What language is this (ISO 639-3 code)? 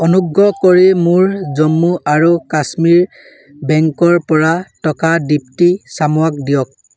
asm